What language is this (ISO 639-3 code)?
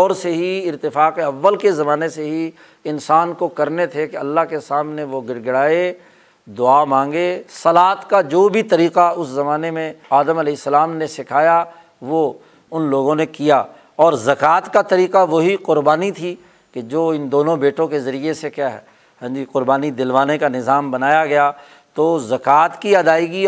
urd